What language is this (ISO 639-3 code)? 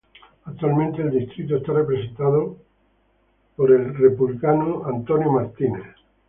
spa